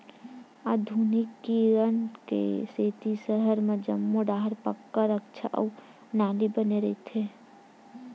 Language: Chhattisgarhi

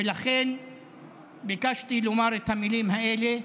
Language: Hebrew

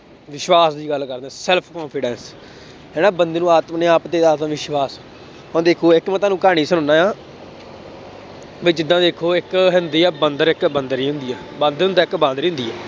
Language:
Punjabi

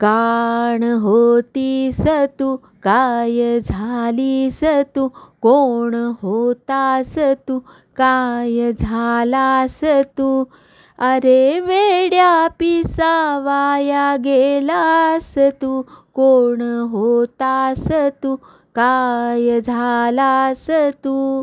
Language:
Marathi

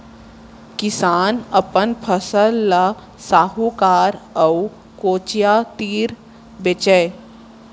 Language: Chhattisgarhi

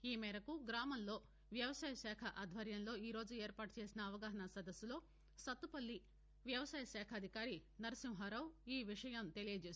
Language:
Telugu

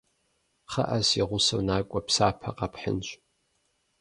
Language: Kabardian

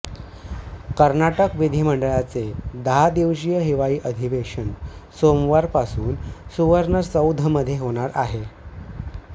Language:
Marathi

